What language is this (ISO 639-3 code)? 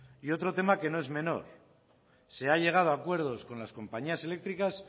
spa